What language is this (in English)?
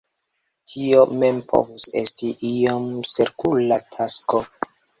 Esperanto